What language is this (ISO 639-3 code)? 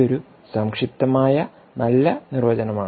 mal